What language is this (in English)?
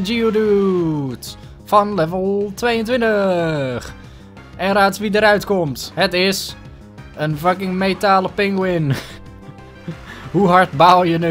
Dutch